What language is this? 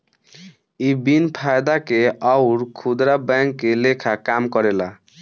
Bhojpuri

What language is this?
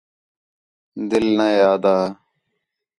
Khetrani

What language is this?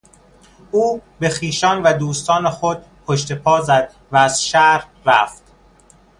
Persian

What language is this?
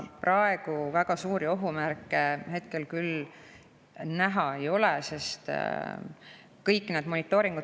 Estonian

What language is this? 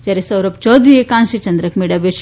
Gujarati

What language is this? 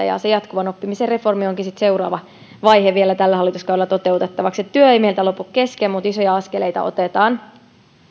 Finnish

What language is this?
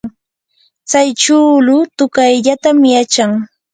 Yanahuanca Pasco Quechua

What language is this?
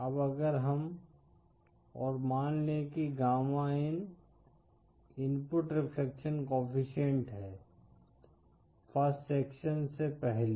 Hindi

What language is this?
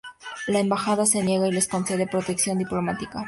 Spanish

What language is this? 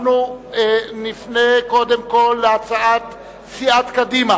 Hebrew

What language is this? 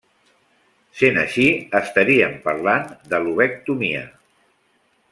Catalan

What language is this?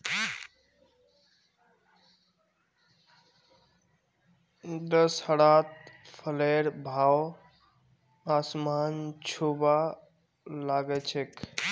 Magahi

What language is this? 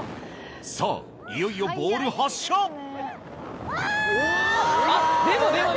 Japanese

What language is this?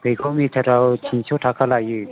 Bodo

